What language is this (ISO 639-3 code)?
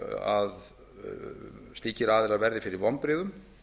isl